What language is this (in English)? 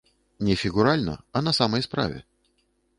Belarusian